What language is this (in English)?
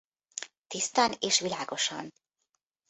Hungarian